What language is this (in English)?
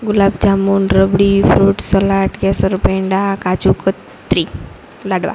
Gujarati